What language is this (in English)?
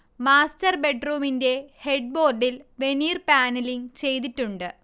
Malayalam